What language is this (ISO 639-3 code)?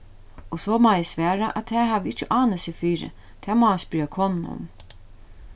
fao